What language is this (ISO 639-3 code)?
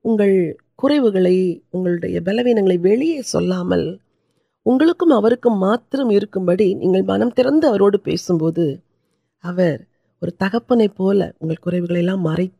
urd